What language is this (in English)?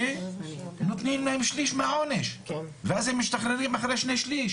Hebrew